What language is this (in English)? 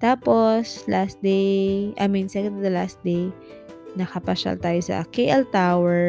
Filipino